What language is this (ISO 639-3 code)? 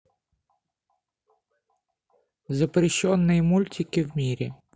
rus